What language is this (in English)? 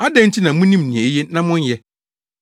Akan